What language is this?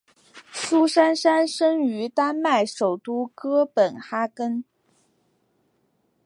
Chinese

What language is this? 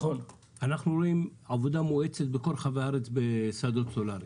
Hebrew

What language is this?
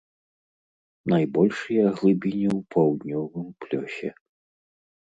Belarusian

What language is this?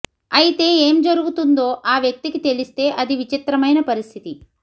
Telugu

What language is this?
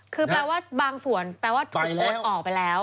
Thai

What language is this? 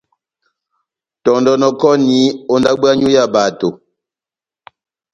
Batanga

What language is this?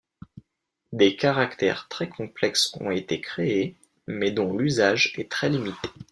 French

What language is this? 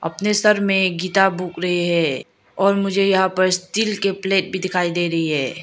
Hindi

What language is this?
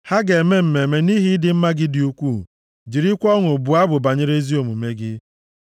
Igbo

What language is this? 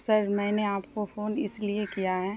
Urdu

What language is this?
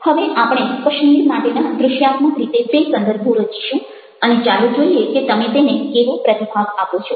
Gujarati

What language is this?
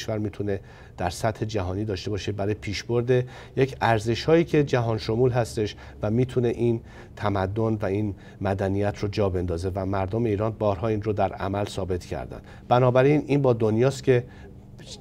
Persian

